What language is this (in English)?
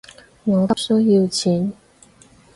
Cantonese